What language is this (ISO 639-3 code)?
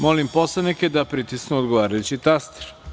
srp